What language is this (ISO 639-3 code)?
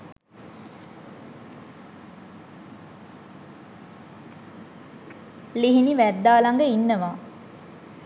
sin